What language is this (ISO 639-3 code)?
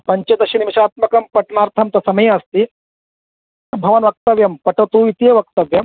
san